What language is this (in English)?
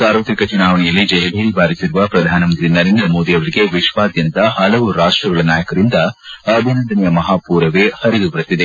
Kannada